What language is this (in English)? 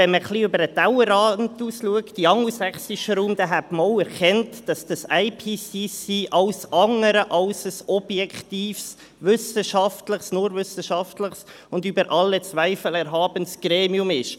Swiss German